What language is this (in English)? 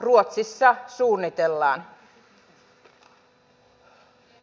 Finnish